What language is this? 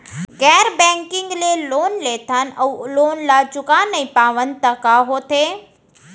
Chhattisgarhi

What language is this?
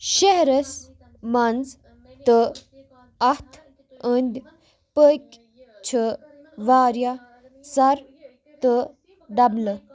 Kashmiri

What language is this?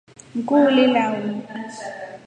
Rombo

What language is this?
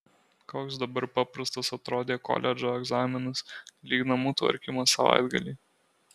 Lithuanian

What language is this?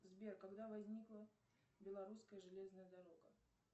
Russian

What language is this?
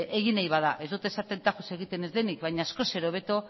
Basque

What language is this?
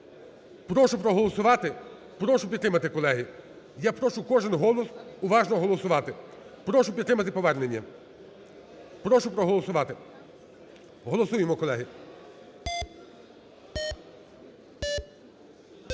Ukrainian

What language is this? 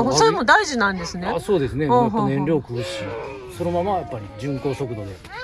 Japanese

